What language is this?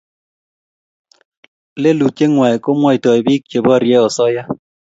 Kalenjin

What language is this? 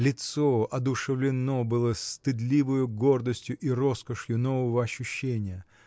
Russian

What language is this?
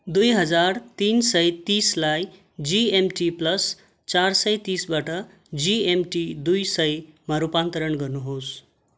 Nepali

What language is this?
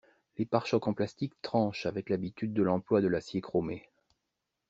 French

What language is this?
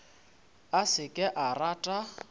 Northern Sotho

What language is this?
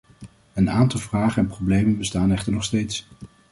Dutch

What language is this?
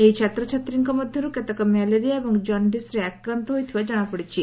Odia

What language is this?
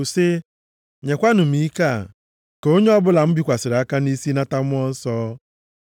Igbo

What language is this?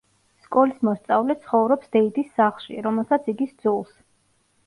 Georgian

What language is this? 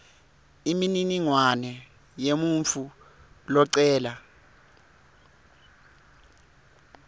Swati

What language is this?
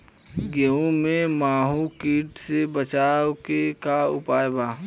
Bhojpuri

